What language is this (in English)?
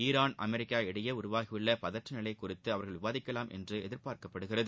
Tamil